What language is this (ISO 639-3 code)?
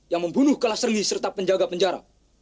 ind